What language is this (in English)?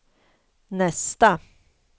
Swedish